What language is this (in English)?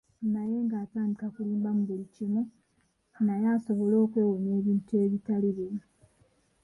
Ganda